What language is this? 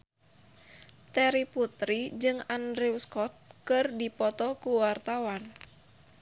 Sundanese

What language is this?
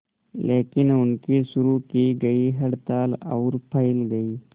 Hindi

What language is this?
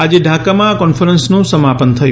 Gujarati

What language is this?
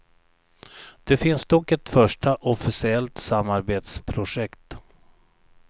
Swedish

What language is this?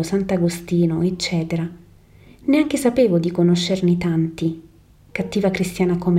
Italian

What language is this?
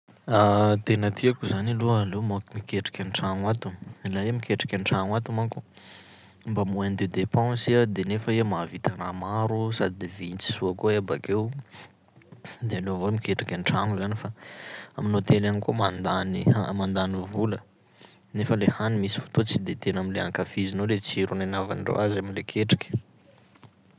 Sakalava Malagasy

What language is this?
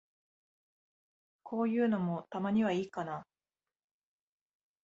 Japanese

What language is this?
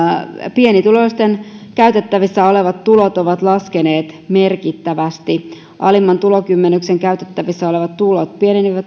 Finnish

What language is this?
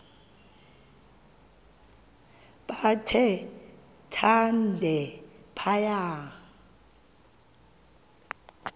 Xhosa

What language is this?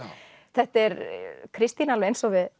Icelandic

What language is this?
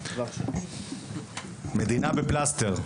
Hebrew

